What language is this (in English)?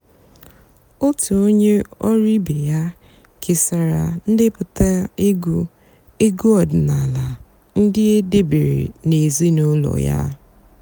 Igbo